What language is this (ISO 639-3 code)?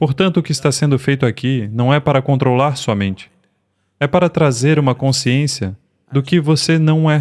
por